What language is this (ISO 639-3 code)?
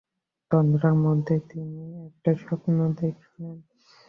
ben